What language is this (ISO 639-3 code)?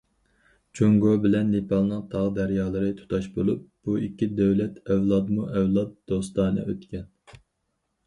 uig